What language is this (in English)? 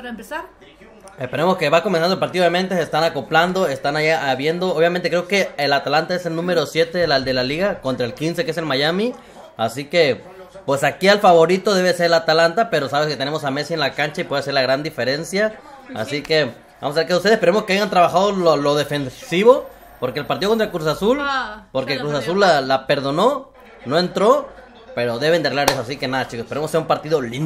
Spanish